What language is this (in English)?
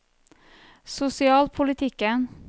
Norwegian